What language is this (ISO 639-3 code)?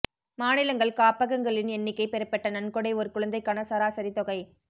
tam